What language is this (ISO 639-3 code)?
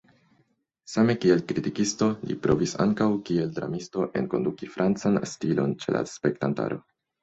epo